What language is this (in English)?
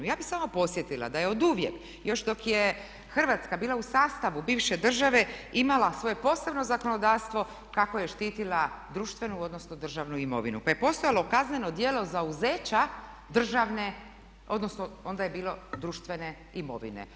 Croatian